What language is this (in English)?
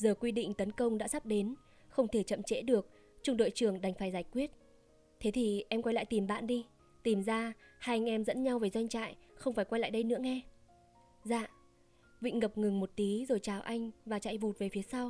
Vietnamese